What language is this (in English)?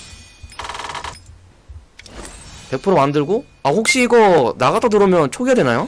Korean